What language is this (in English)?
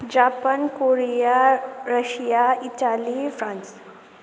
Nepali